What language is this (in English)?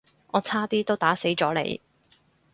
Cantonese